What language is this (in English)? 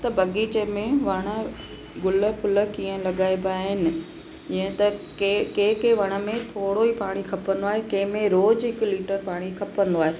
Sindhi